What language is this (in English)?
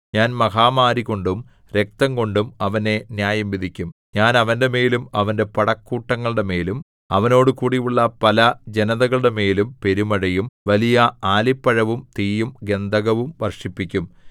Malayalam